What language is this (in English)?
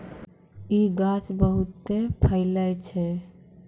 Maithili